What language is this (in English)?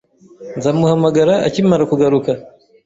Kinyarwanda